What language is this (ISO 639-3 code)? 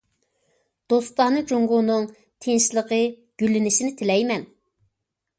uig